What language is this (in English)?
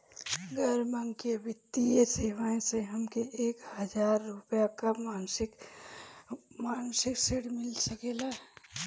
Bhojpuri